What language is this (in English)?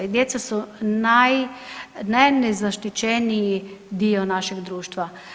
Croatian